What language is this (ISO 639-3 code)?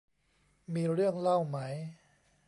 tha